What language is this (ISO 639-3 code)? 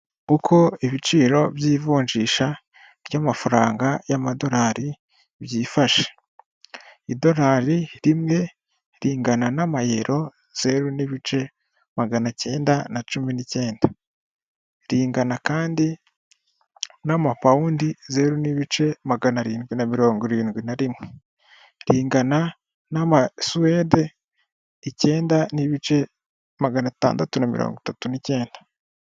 kin